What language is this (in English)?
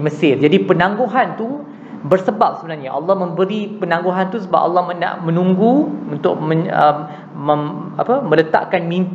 Malay